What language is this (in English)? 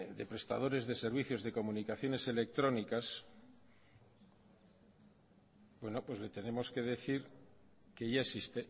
Spanish